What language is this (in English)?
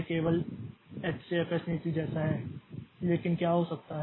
Hindi